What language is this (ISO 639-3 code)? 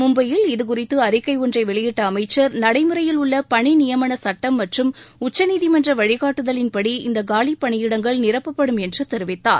tam